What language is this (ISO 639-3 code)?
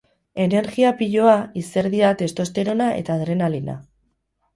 eus